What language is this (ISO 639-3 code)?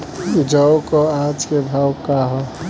bho